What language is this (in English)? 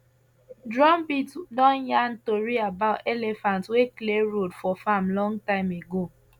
Nigerian Pidgin